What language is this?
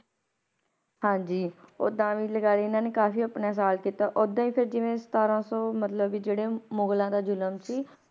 Punjabi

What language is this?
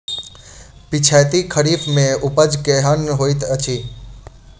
Maithili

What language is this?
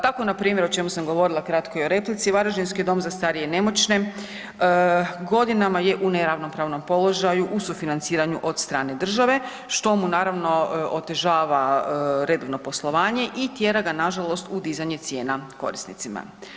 Croatian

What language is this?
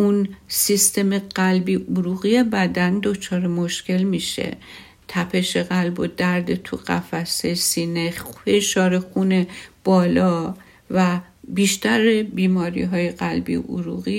Persian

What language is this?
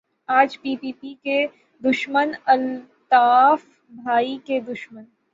Urdu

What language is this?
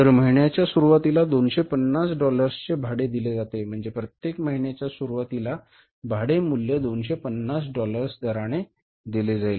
Marathi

